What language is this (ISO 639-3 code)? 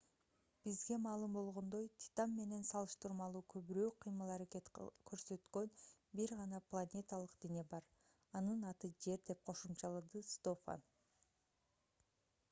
kir